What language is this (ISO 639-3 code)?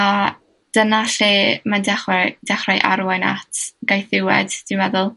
cym